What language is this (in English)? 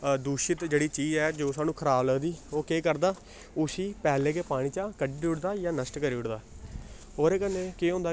Dogri